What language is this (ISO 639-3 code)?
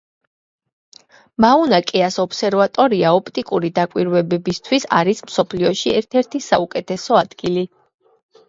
kat